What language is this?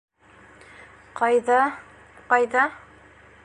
Bashkir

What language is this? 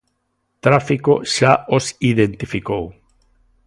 Galician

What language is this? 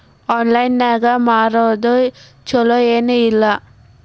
Kannada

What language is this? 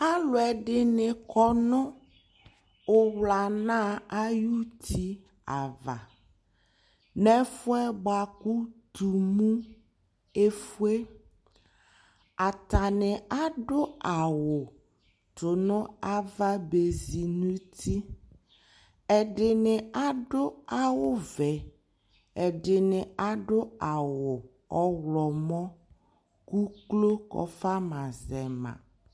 Ikposo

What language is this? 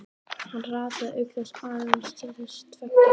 Icelandic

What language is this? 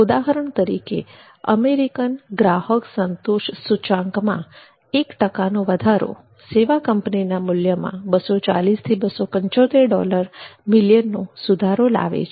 Gujarati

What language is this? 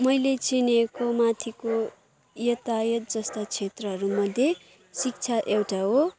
Nepali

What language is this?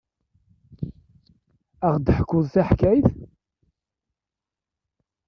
Kabyle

